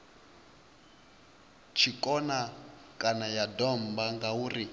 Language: Venda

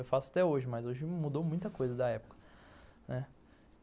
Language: Portuguese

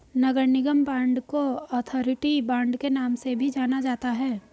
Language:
Hindi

